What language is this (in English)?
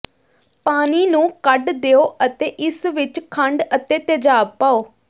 Punjabi